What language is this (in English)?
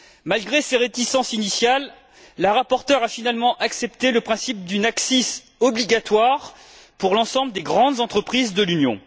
French